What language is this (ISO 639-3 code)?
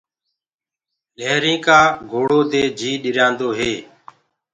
ggg